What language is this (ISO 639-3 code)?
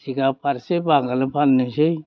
brx